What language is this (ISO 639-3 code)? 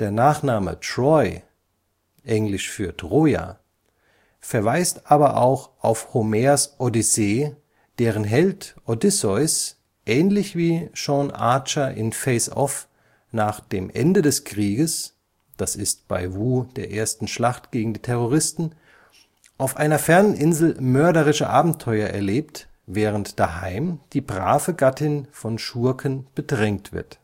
deu